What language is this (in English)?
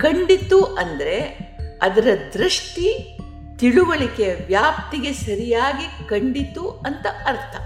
Kannada